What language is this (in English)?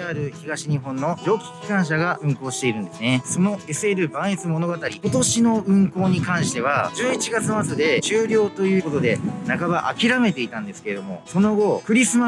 Japanese